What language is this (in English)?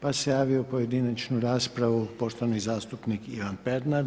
Croatian